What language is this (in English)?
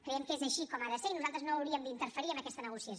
Catalan